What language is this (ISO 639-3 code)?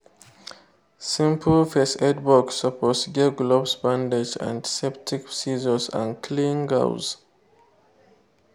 pcm